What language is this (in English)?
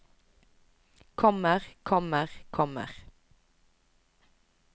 Norwegian